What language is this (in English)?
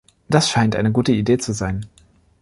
German